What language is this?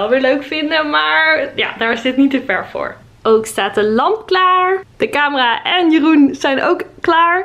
Dutch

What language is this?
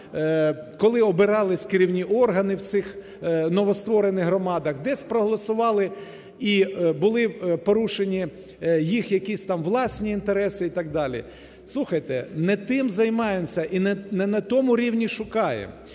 Ukrainian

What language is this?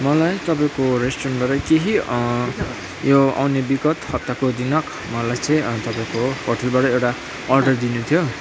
Nepali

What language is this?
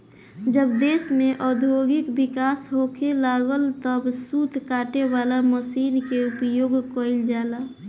Bhojpuri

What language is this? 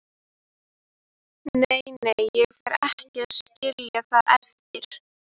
Icelandic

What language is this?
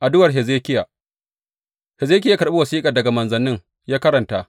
Hausa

